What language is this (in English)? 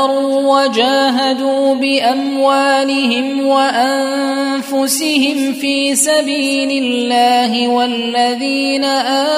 Arabic